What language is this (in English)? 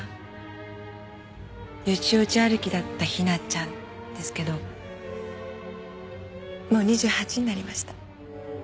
Japanese